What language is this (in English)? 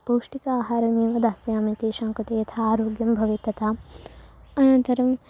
Sanskrit